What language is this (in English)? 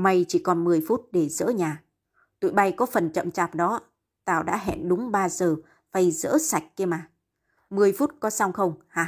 Vietnamese